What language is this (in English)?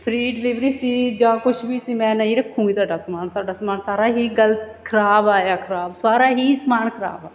Punjabi